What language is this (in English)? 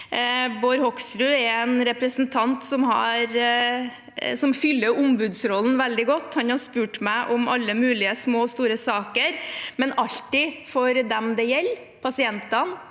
Norwegian